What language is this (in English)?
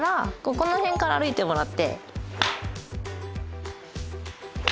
Japanese